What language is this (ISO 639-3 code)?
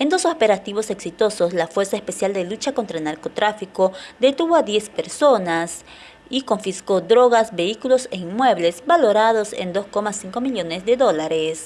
spa